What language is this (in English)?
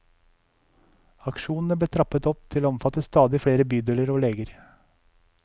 Norwegian